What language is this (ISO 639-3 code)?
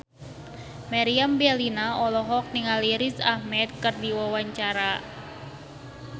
sun